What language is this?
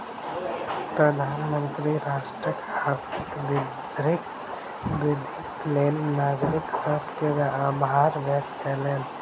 Maithili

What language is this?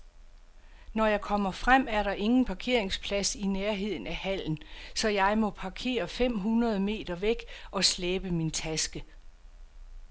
Danish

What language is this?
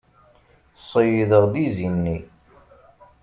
Kabyle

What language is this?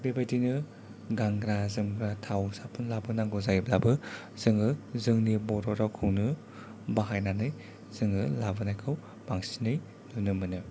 Bodo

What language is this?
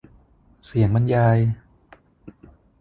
Thai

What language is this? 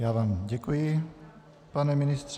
Czech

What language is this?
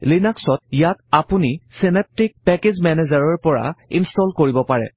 Assamese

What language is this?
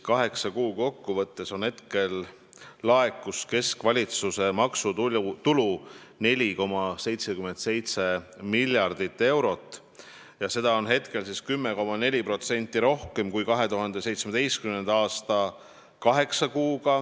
Estonian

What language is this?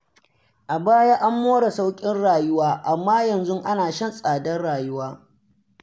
Hausa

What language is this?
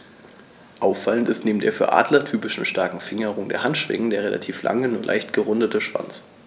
German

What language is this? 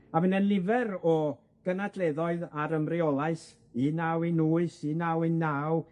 Welsh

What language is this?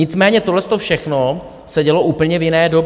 Czech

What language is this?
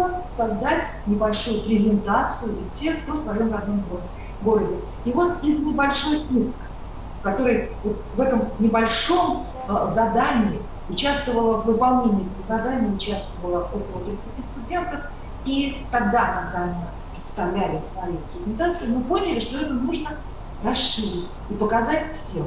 Russian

